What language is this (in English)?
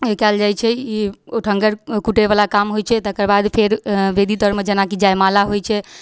Maithili